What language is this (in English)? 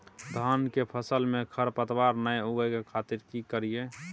Maithili